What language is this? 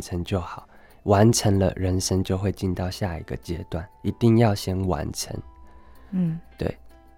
Chinese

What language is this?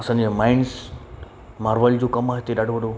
Sindhi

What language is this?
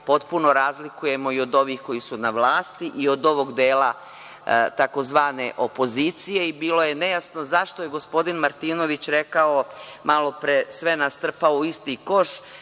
Serbian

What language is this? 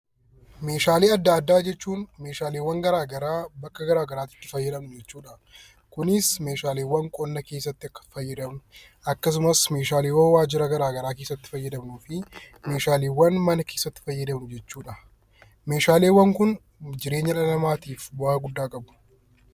Oromo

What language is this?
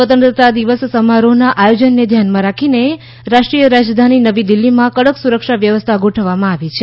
Gujarati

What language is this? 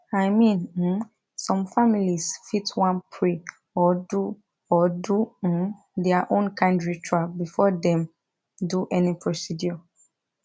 Nigerian Pidgin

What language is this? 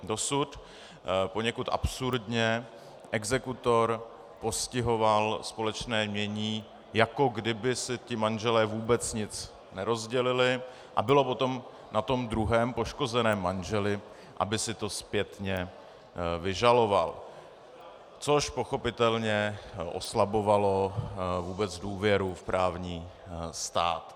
Czech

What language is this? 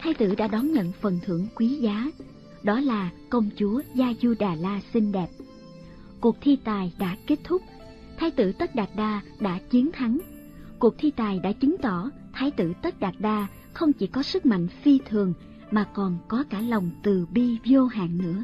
Vietnamese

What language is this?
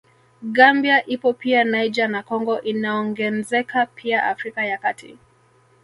Swahili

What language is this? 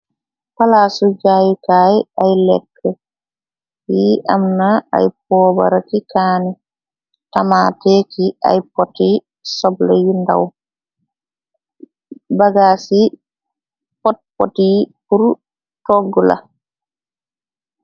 Wolof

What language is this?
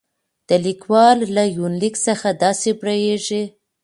Pashto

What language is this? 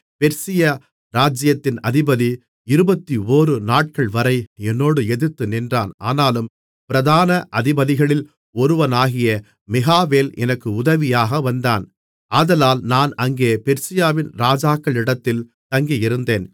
Tamil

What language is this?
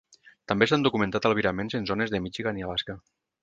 Catalan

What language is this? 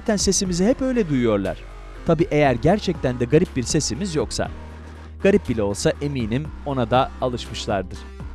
Turkish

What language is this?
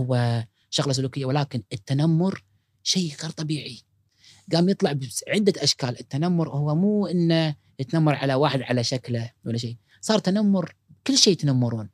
Arabic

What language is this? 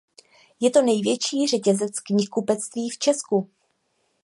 Czech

